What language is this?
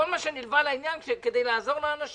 Hebrew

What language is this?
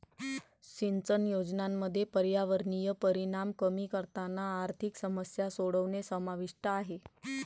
Marathi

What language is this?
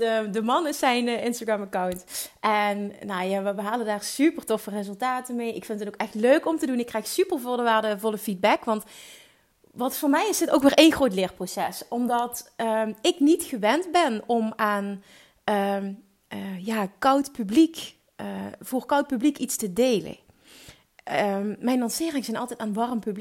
Dutch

